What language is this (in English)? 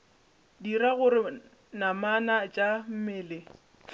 Northern Sotho